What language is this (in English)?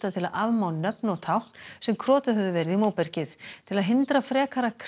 Icelandic